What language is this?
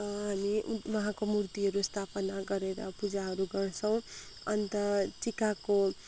Nepali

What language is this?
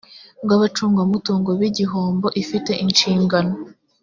Kinyarwanda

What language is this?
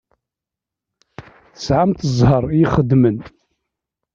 Kabyle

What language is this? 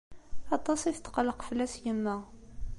Kabyle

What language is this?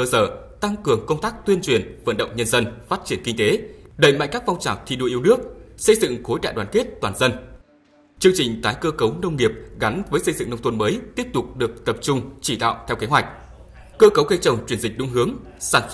Vietnamese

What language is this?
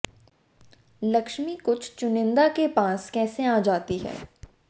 Hindi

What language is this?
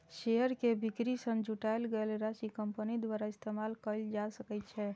Maithili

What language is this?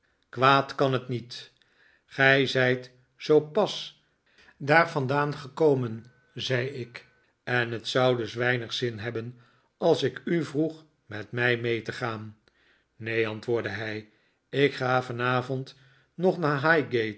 Dutch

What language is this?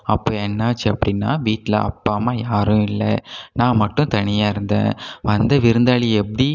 Tamil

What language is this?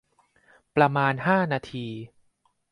Thai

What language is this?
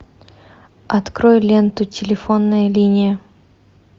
Russian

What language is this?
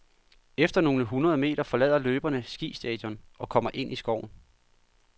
Danish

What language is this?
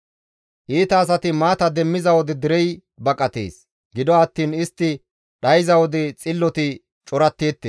Gamo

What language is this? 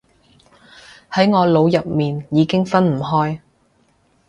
Cantonese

